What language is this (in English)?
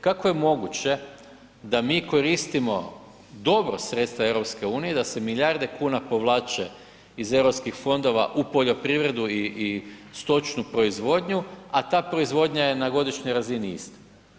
Croatian